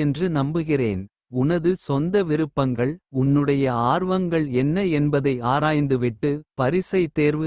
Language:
Kota (India)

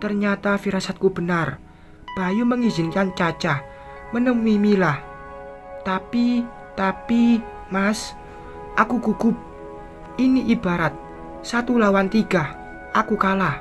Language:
Indonesian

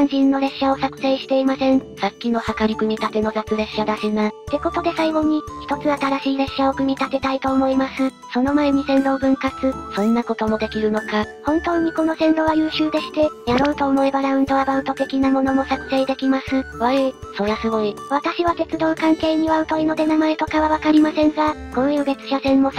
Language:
Japanese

